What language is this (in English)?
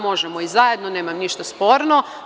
Serbian